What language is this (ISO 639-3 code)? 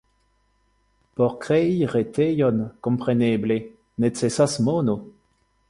epo